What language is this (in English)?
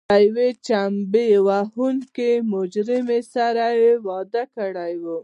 Pashto